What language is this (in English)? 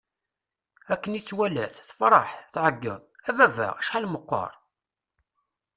Kabyle